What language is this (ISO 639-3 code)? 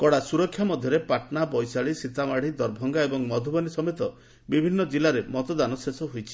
ori